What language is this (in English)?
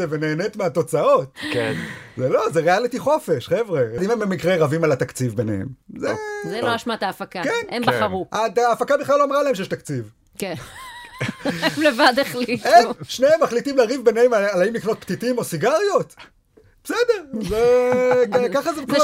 Hebrew